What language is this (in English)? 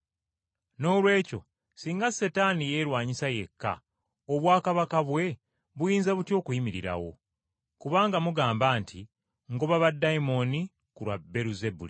Ganda